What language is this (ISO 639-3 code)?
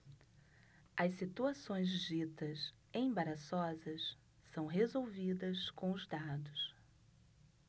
por